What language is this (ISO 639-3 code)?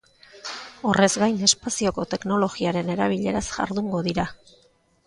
eus